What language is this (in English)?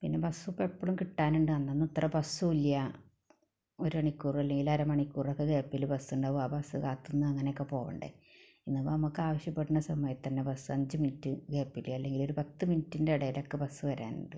Malayalam